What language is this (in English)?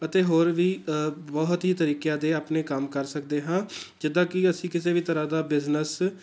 Punjabi